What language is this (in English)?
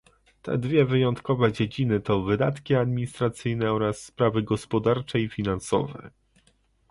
Polish